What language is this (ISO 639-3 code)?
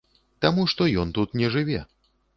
bel